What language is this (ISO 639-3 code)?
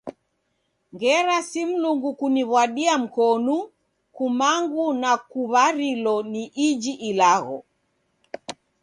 dav